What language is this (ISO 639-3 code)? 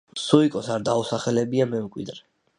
kat